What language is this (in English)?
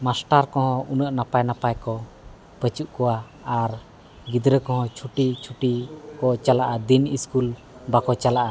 Santali